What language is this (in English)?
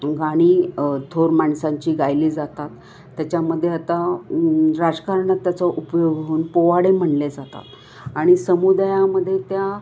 Marathi